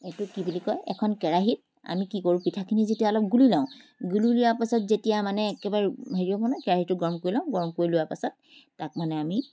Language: Assamese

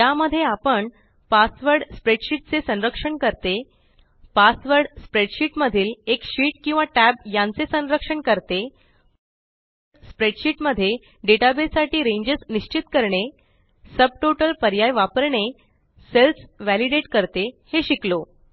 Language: Marathi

